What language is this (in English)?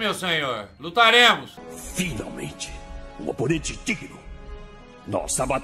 Portuguese